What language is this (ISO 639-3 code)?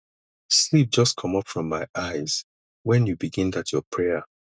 pcm